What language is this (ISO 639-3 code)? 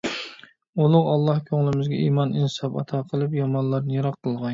uig